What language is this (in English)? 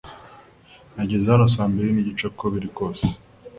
Kinyarwanda